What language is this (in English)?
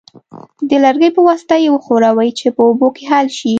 Pashto